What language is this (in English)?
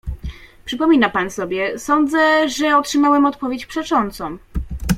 Polish